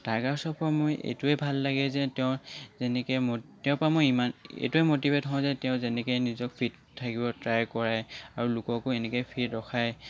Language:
Assamese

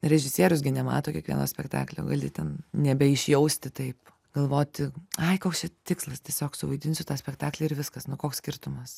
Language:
Lithuanian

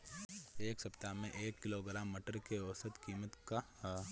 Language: Bhojpuri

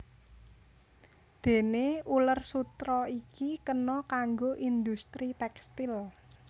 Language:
Javanese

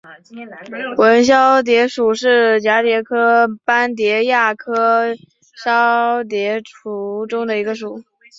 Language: Chinese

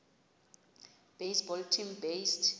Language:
Xhosa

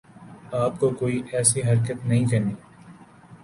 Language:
Urdu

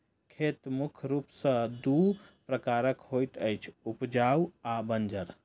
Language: Maithili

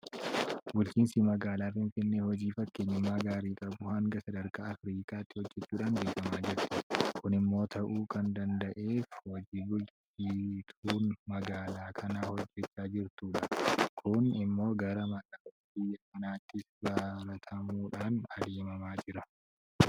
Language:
Oromo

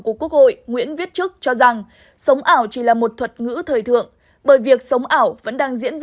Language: Vietnamese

